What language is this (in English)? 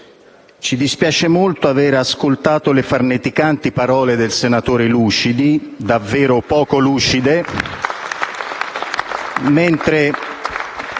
Italian